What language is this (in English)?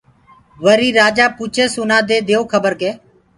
Gurgula